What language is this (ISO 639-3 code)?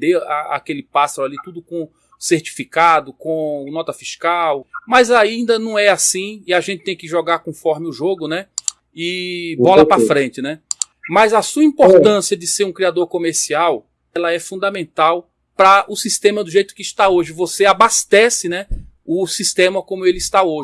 por